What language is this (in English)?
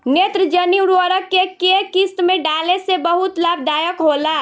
Bhojpuri